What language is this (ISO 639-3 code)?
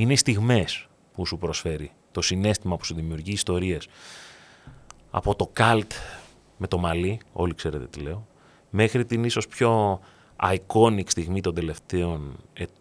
ell